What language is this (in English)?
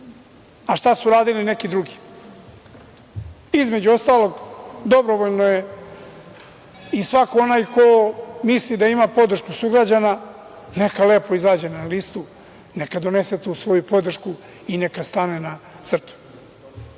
Serbian